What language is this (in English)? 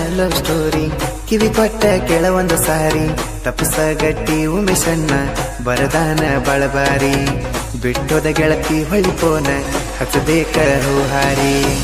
Arabic